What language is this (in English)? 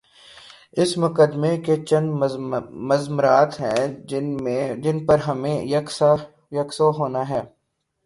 Urdu